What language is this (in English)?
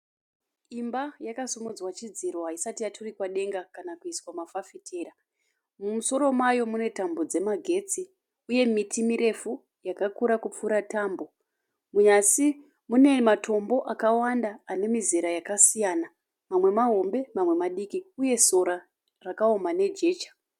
Shona